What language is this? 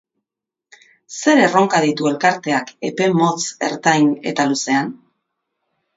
Basque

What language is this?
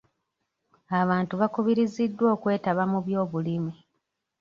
Ganda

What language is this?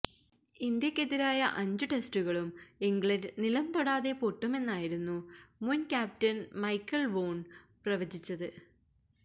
Malayalam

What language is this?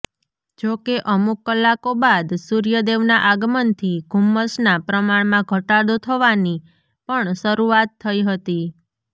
Gujarati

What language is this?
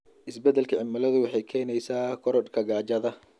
Somali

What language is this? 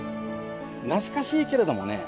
Japanese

